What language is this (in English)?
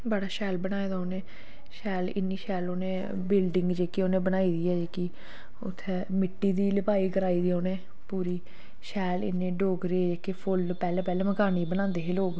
Dogri